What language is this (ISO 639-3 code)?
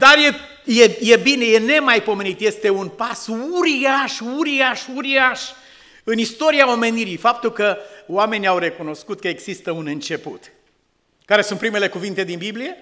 ron